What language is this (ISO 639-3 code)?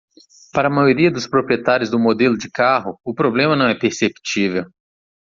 por